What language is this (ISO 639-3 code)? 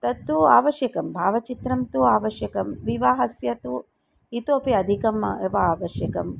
san